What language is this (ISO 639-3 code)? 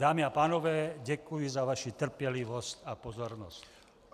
ces